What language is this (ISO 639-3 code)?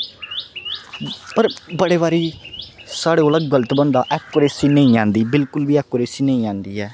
doi